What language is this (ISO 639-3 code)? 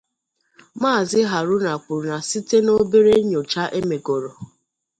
ibo